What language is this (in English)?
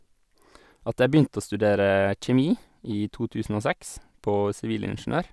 Norwegian